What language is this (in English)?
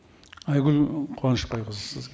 Kazakh